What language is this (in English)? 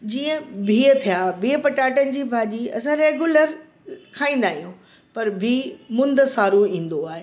Sindhi